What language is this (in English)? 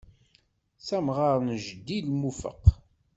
Kabyle